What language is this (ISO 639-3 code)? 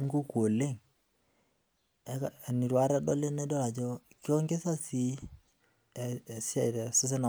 mas